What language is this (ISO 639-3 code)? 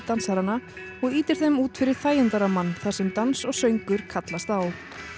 isl